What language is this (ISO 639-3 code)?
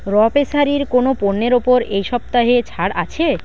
ben